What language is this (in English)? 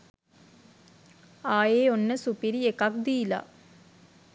Sinhala